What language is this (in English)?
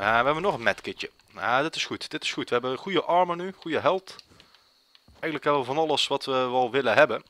Dutch